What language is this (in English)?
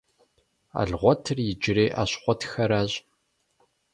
Kabardian